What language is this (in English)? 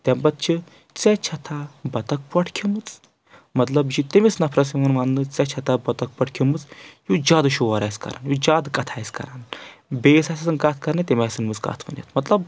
Kashmiri